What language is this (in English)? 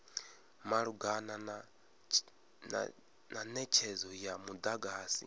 Venda